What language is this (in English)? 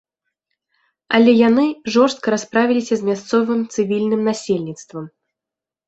Belarusian